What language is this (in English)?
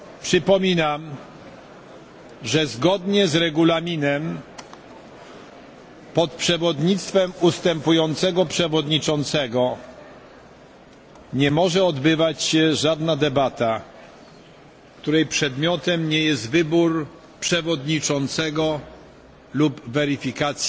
Polish